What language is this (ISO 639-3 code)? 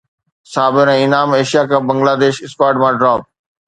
snd